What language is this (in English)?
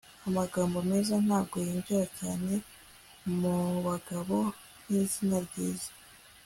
Kinyarwanda